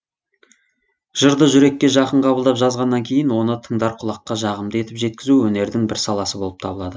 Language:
Kazakh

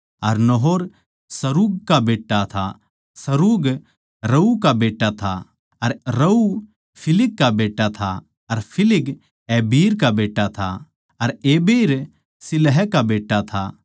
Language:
Haryanvi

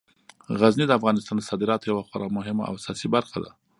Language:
Pashto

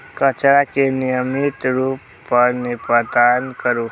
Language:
Maithili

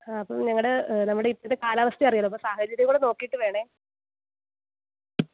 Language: Malayalam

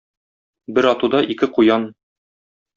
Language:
Tatar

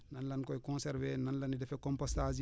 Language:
Wolof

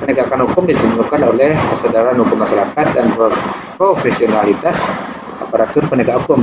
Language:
Indonesian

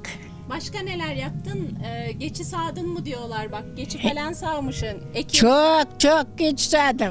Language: Turkish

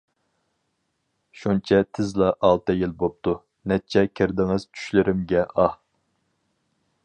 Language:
Uyghur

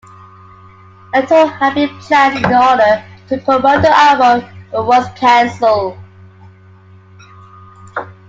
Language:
English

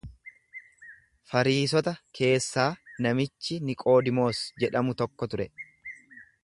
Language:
Oromo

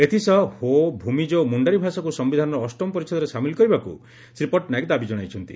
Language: Odia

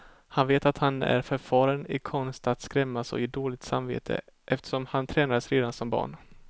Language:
Swedish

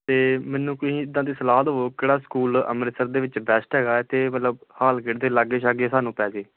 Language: Punjabi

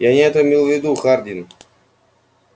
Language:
Russian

